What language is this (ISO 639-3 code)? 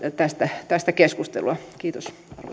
fin